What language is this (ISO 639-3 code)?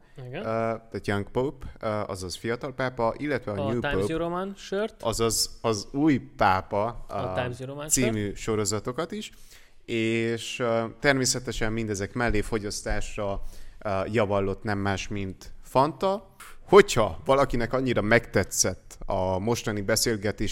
hun